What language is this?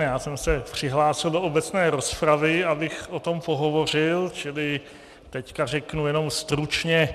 Czech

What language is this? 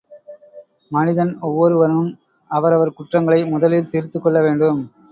Tamil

